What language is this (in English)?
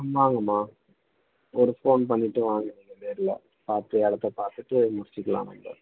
Tamil